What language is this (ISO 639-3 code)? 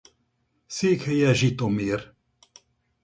hun